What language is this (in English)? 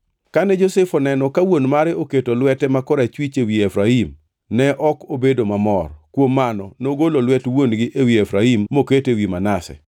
Luo (Kenya and Tanzania)